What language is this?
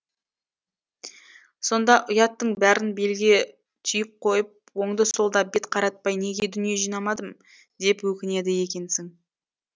Kazakh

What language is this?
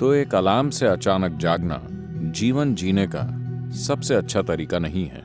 Hindi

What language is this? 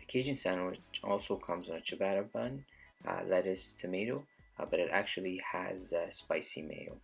English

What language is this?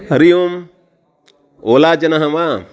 Sanskrit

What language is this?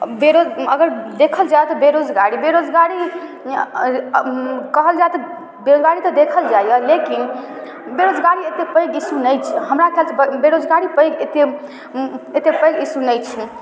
Maithili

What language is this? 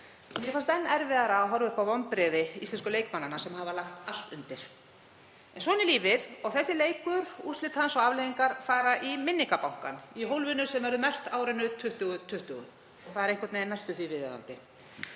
Icelandic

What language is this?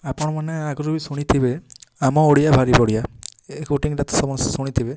Odia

